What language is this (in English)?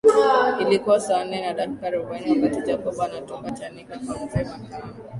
Swahili